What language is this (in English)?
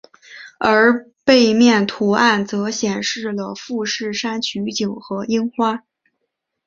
Chinese